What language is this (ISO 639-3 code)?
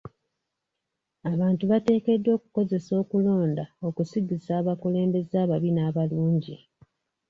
lug